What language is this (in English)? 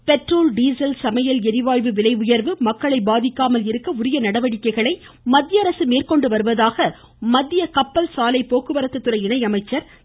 Tamil